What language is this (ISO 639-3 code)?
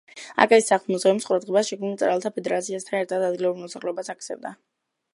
kat